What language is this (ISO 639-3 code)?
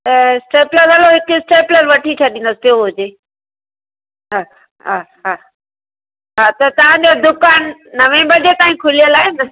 snd